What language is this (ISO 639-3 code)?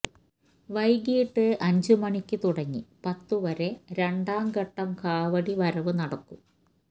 mal